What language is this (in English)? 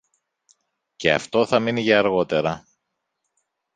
Greek